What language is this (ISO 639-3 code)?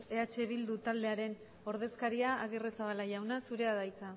eus